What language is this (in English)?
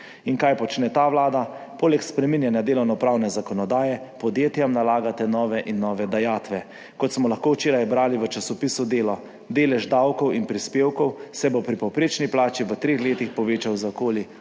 Slovenian